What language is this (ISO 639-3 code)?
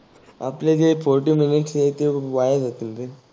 mar